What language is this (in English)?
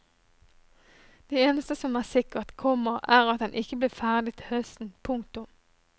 Norwegian